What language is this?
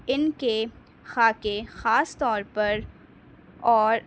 Urdu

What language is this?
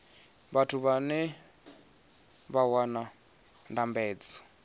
Venda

